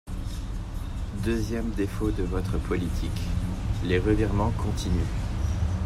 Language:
French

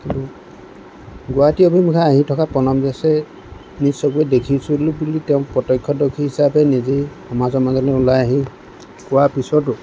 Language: Assamese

